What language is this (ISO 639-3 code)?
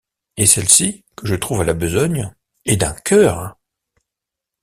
fra